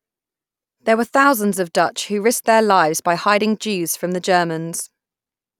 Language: English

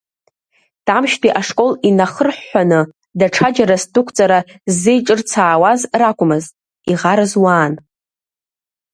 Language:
Abkhazian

